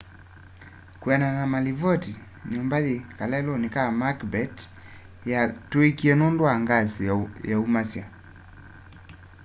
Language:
Kamba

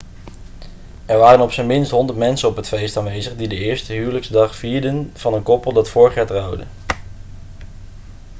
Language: Dutch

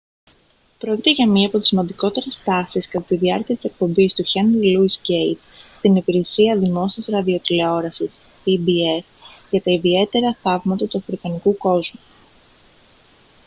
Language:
Greek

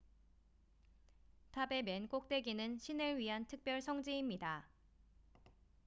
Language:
Korean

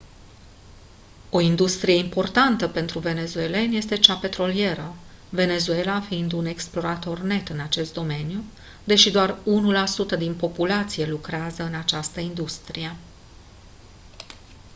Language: Romanian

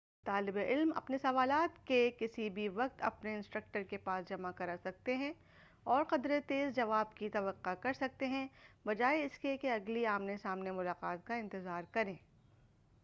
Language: Urdu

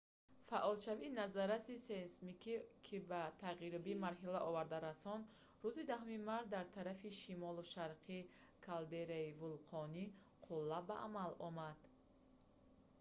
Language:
Tajik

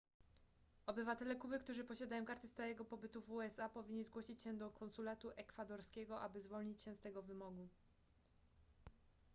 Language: Polish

